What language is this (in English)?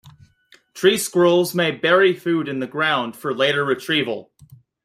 English